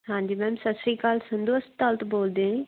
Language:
Punjabi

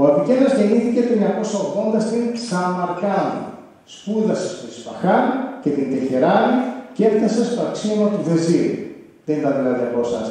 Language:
Greek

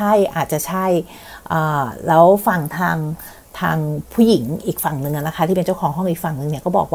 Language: Thai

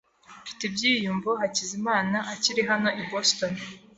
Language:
Kinyarwanda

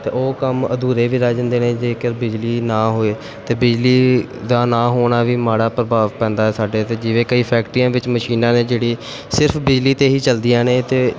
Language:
Punjabi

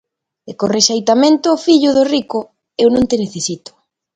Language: Galician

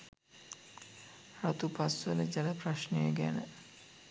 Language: Sinhala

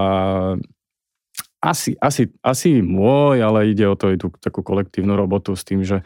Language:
Slovak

